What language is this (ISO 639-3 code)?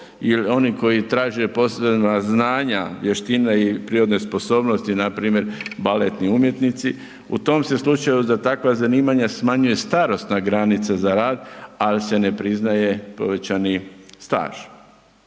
hrv